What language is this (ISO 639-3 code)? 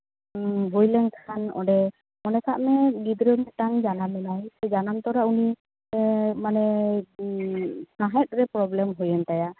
sat